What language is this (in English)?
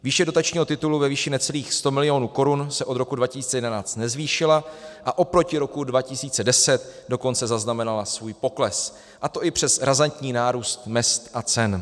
Czech